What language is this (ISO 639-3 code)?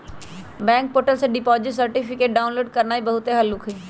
mag